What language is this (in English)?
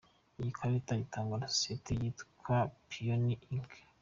Kinyarwanda